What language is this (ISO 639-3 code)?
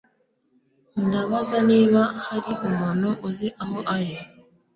kin